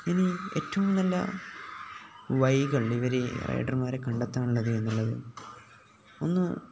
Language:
Malayalam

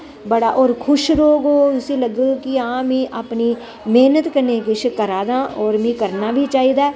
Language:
Dogri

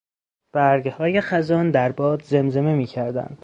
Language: Persian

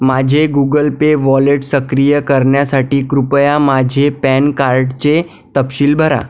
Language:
Marathi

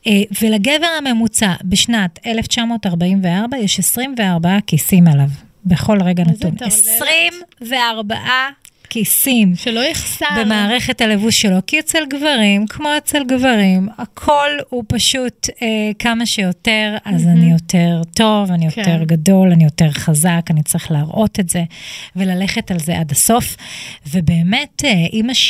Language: Hebrew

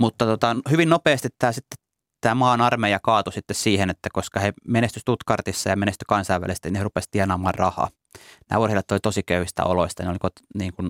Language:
Finnish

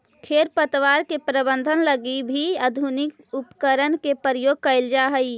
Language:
Magahi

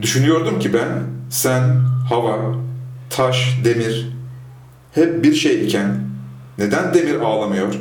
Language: Turkish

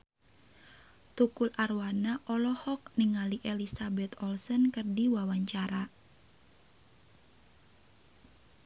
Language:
Sundanese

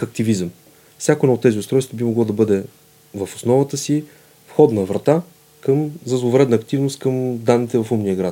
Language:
Bulgarian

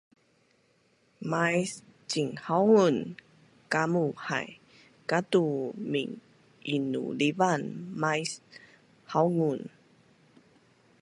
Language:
Bunun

